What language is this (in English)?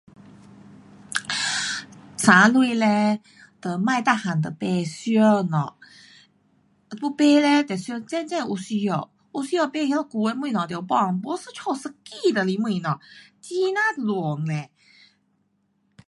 Pu-Xian Chinese